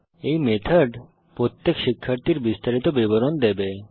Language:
Bangla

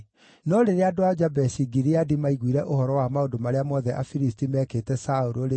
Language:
Kikuyu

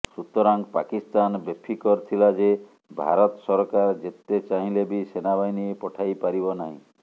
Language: Odia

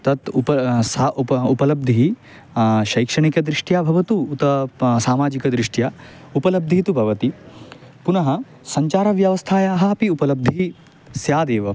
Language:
Sanskrit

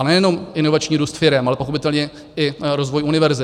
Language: Czech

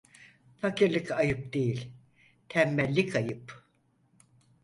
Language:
Turkish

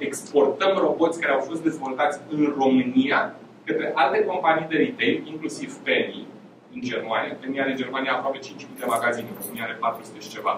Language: Romanian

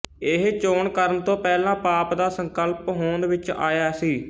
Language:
Punjabi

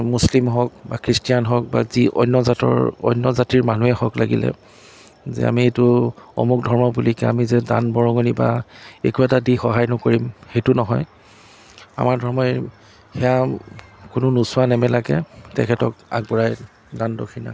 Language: Assamese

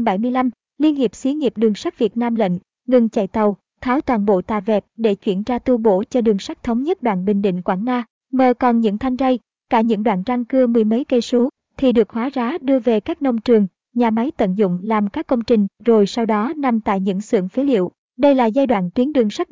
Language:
Vietnamese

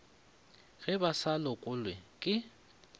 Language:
Northern Sotho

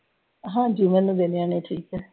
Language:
Punjabi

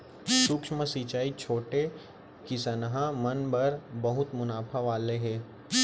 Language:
Chhattisgarhi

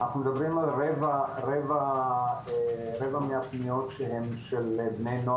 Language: Hebrew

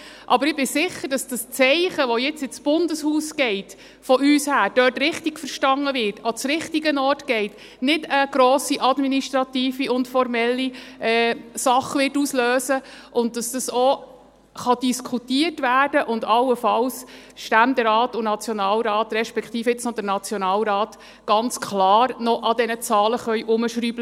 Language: Swiss German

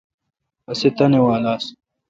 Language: Kalkoti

